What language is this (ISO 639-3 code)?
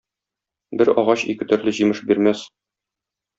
tat